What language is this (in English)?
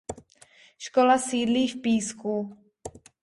Czech